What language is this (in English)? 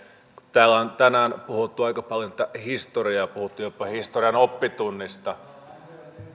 Finnish